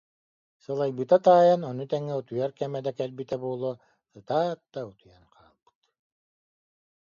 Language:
Yakut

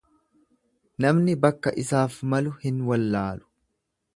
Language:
Oromo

